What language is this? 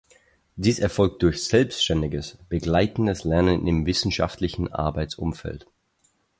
German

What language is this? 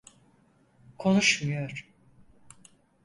Turkish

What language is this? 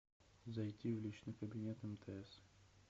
Russian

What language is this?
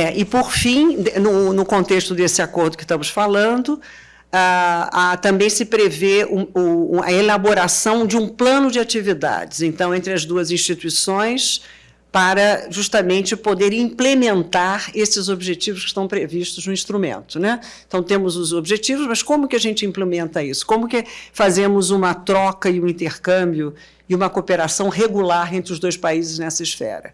Portuguese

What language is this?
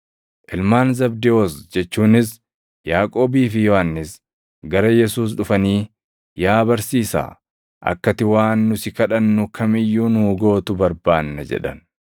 Oromo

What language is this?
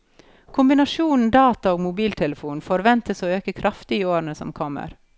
Norwegian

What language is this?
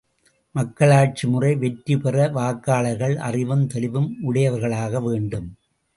Tamil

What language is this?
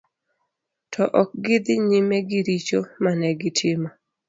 Luo (Kenya and Tanzania)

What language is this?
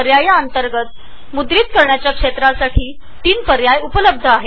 Marathi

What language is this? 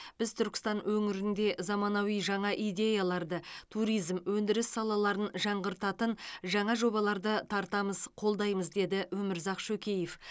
Kazakh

